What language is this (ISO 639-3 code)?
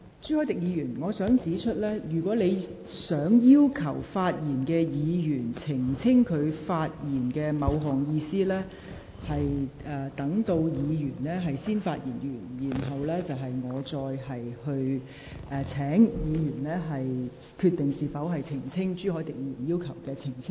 yue